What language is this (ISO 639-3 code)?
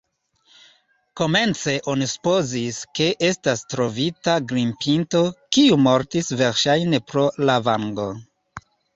epo